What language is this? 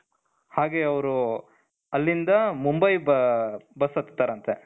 Kannada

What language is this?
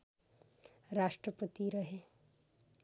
Nepali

